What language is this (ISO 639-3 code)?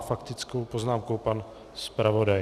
ces